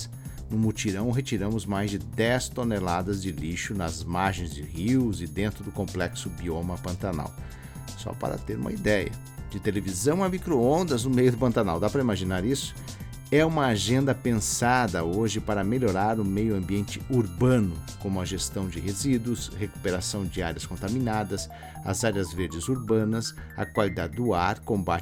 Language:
Portuguese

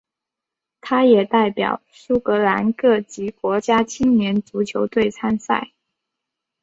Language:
Chinese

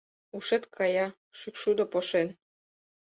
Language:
Mari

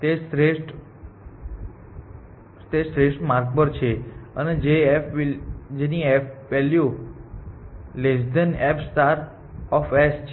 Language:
Gujarati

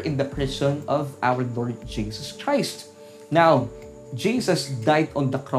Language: Filipino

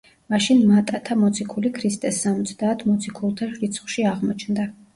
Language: Georgian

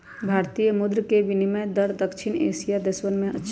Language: Magahi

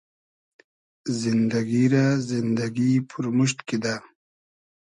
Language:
Hazaragi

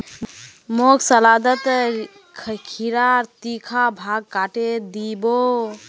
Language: Magahi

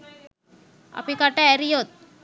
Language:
Sinhala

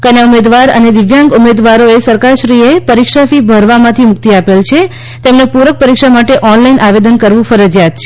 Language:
Gujarati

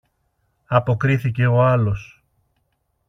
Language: Greek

